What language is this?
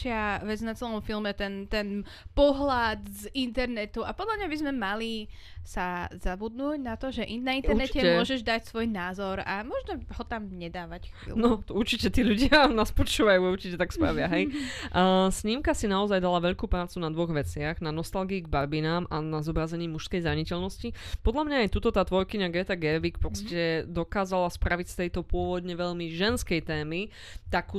Slovak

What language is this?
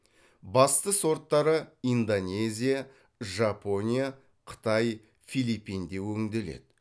Kazakh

